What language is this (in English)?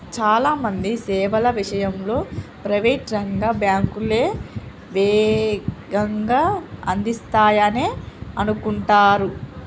Telugu